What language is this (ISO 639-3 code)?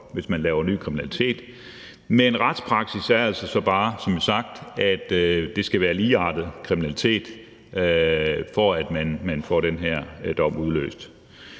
dan